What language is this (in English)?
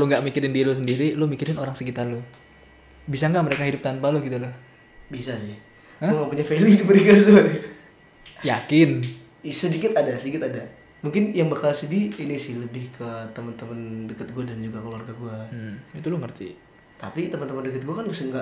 Indonesian